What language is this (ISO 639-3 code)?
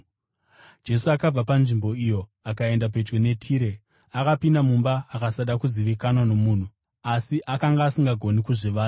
sna